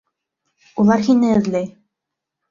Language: Bashkir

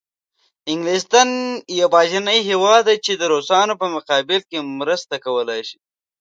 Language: Pashto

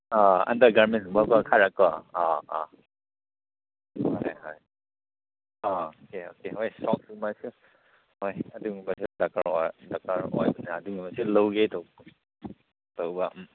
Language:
Manipuri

